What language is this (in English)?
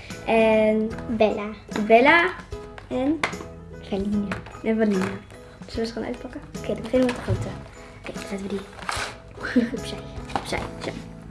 Dutch